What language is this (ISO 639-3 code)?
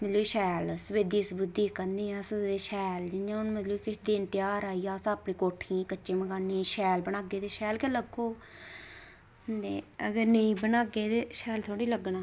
doi